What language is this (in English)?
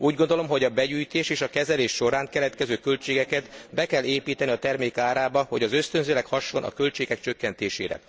Hungarian